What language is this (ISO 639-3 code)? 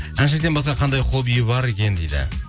kaz